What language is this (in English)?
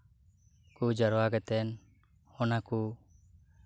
Santali